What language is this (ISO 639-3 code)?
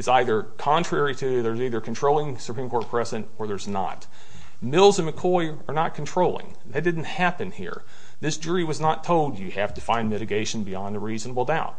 eng